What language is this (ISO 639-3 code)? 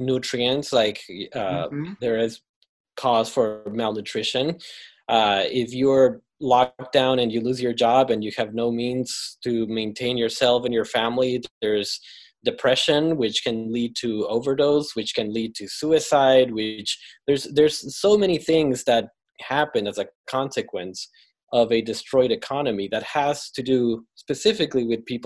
eng